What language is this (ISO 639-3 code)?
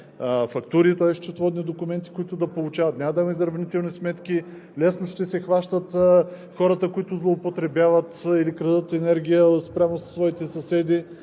bul